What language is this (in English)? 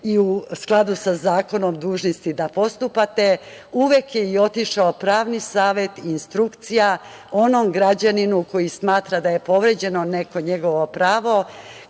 Serbian